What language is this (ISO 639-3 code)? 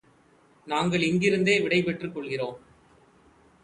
tam